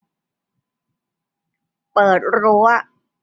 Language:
Thai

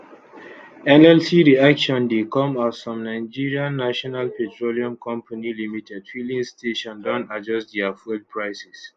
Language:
Nigerian Pidgin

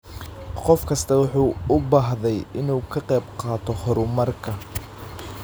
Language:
Somali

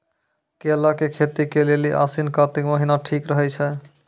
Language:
Maithili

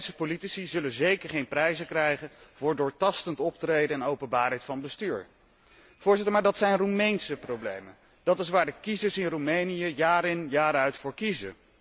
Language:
Dutch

